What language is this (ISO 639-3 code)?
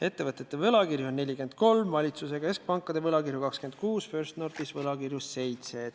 est